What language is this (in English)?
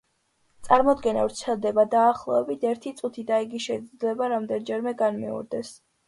Georgian